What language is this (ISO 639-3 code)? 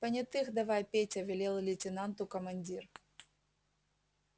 rus